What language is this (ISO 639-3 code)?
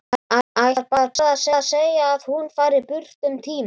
isl